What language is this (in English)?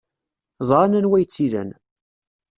Kabyle